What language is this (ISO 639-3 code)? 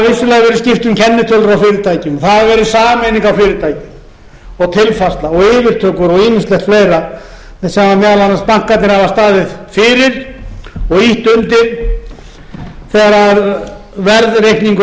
isl